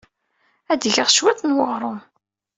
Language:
Kabyle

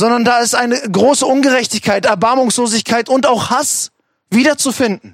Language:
German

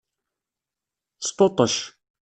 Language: Kabyle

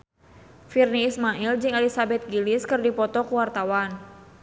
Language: Sundanese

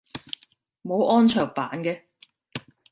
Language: Cantonese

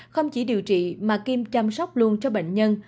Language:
Vietnamese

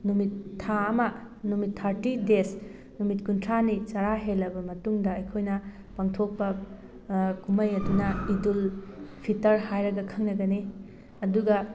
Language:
Manipuri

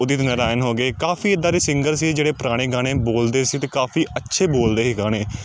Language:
Punjabi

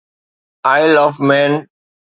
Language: Sindhi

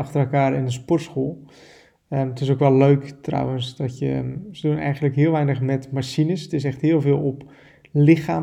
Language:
Dutch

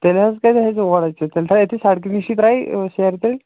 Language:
Kashmiri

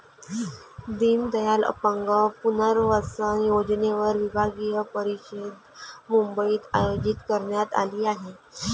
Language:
Marathi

